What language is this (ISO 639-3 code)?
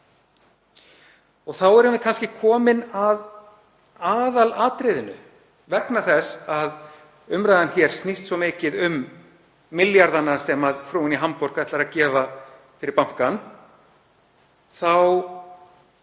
isl